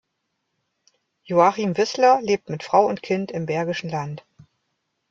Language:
German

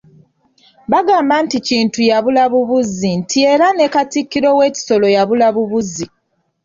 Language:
Ganda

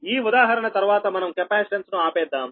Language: Telugu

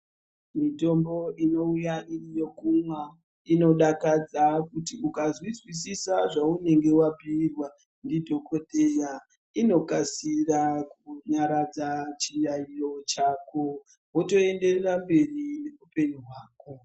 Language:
Ndau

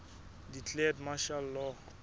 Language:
Southern Sotho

